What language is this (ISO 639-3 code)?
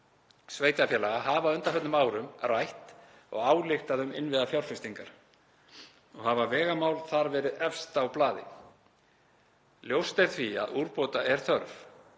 isl